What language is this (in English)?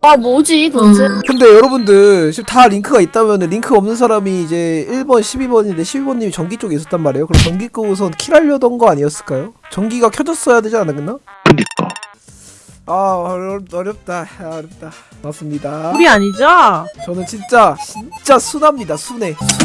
Korean